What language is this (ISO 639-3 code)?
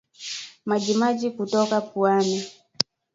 swa